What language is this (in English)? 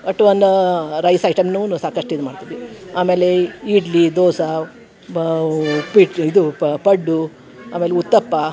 Kannada